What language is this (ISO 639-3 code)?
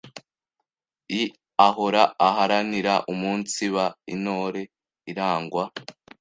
kin